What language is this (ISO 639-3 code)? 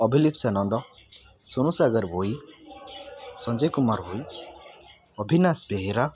ori